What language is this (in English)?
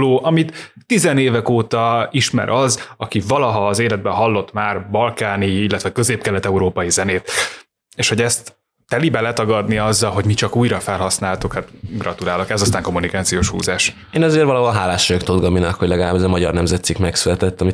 Hungarian